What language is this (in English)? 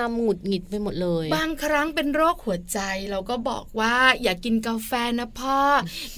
Thai